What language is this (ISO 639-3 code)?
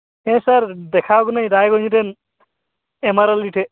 sat